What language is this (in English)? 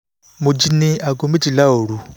Yoruba